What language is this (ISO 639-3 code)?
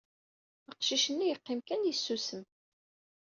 kab